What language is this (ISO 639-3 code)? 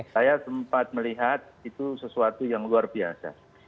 ind